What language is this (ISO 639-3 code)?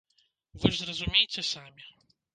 bel